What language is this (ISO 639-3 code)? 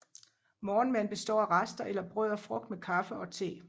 dan